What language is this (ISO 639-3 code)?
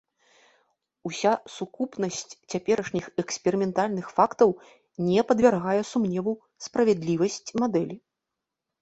bel